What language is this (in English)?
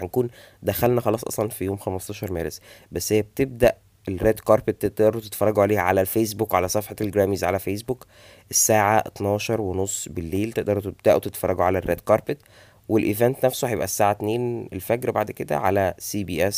Arabic